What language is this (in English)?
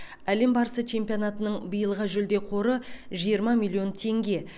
Kazakh